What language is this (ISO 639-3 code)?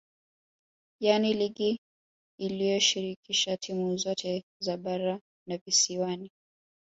swa